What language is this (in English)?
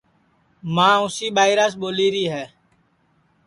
Sansi